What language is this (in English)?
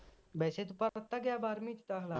Punjabi